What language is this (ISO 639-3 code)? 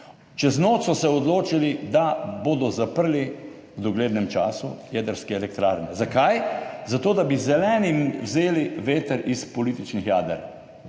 slv